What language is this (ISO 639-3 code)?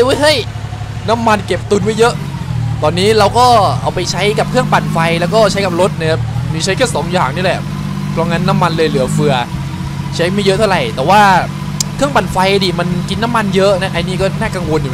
tha